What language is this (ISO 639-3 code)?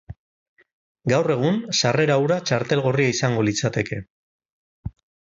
eus